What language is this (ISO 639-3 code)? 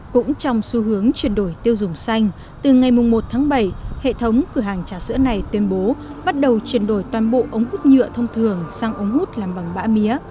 vie